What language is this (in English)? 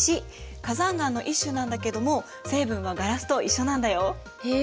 Japanese